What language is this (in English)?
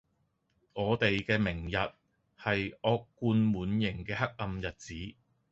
Cantonese